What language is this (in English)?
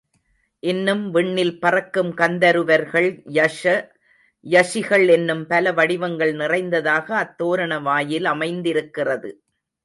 Tamil